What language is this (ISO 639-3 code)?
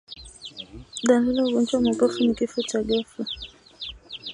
swa